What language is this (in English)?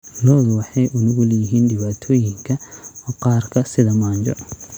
Somali